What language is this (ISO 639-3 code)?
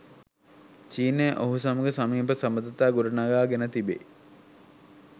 sin